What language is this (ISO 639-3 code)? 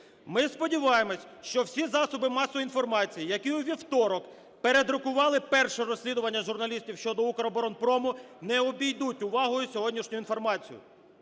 ukr